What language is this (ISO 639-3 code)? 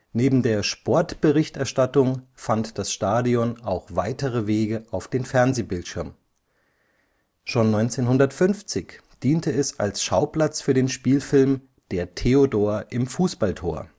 deu